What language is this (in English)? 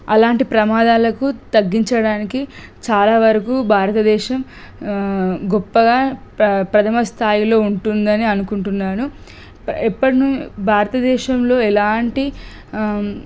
Telugu